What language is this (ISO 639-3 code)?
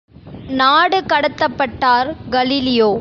tam